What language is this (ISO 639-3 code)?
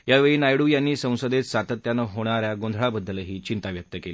mar